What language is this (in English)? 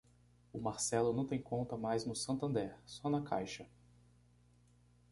Portuguese